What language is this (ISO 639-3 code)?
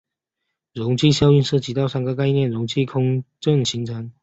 zho